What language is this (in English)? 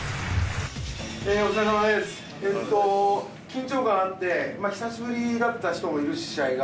Japanese